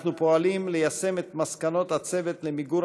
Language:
Hebrew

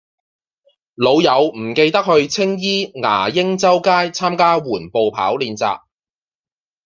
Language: Cantonese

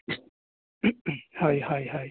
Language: Assamese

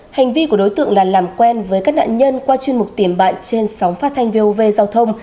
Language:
Vietnamese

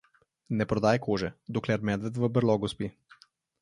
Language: Slovenian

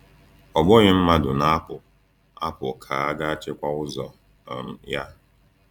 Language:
Igbo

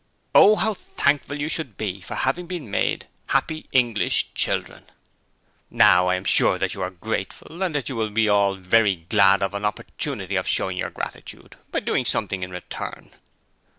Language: English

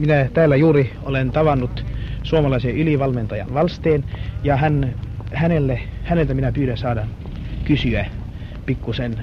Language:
Finnish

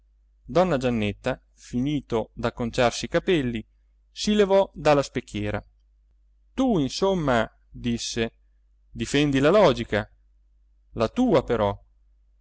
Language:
Italian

